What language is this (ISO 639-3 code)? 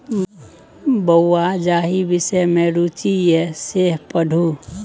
mai